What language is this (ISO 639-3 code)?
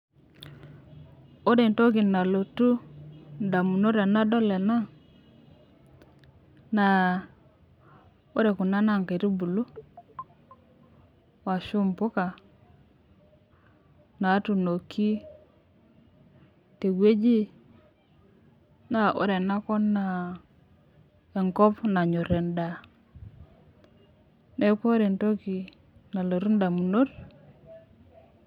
mas